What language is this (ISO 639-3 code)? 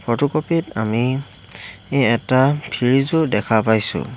asm